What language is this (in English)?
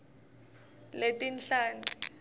Swati